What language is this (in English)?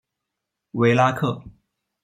Chinese